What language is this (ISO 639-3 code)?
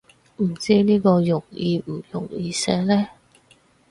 yue